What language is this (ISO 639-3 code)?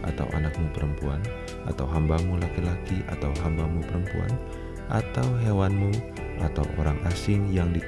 ind